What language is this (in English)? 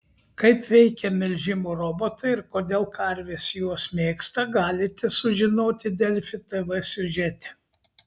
Lithuanian